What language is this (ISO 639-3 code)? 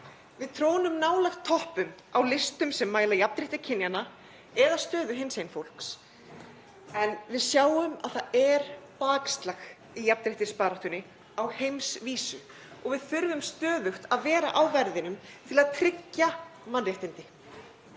isl